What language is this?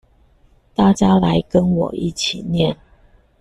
Chinese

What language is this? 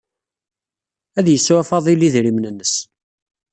Kabyle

